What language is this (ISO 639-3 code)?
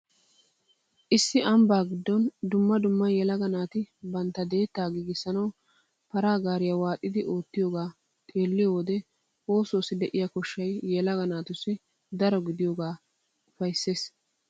wal